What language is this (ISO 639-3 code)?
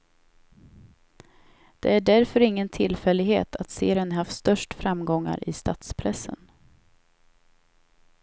swe